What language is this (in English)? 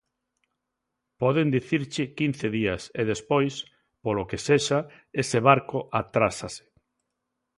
Galician